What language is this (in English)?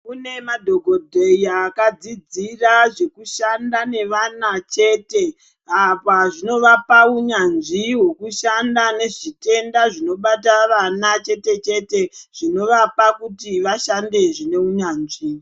Ndau